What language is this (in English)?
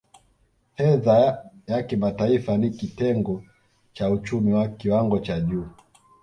Swahili